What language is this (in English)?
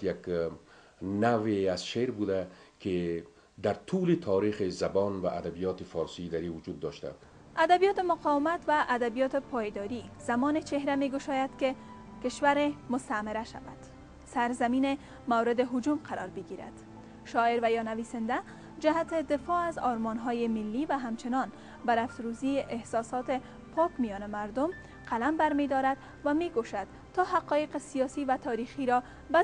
Persian